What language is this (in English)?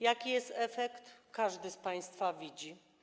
Polish